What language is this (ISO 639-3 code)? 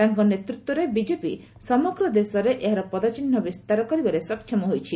ori